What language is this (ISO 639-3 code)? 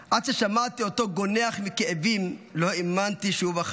heb